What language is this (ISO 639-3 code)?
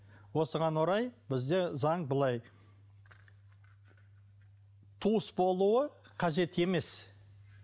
kaz